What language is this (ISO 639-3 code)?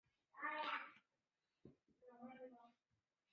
zho